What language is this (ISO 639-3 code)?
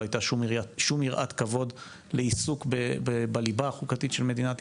heb